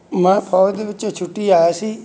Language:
Punjabi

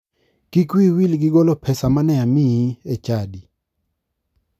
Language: Luo (Kenya and Tanzania)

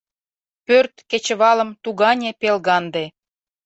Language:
Mari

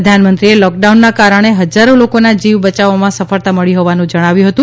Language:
Gujarati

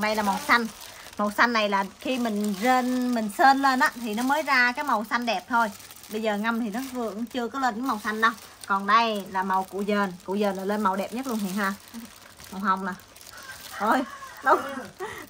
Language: Vietnamese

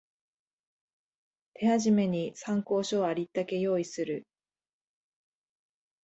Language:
Japanese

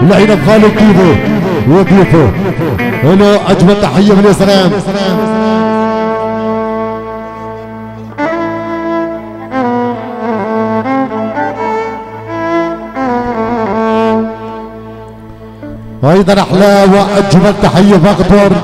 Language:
Arabic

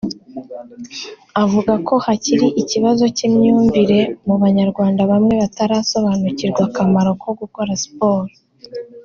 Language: Kinyarwanda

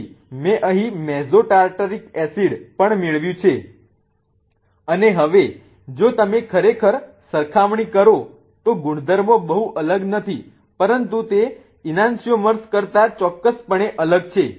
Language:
Gujarati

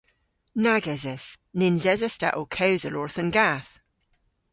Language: Cornish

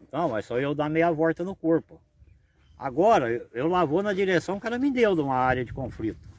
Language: Portuguese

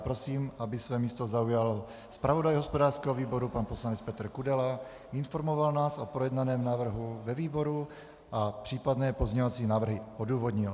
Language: Czech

